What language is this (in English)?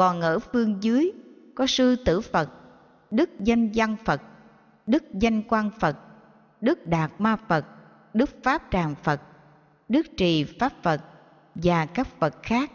Vietnamese